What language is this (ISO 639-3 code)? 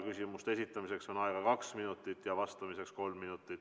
est